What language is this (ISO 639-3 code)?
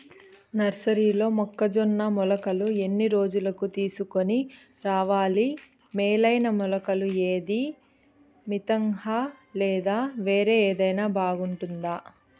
tel